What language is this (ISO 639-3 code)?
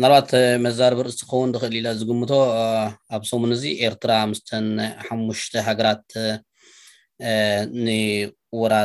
amh